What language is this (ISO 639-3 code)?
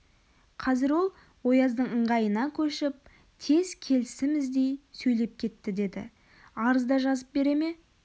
kaz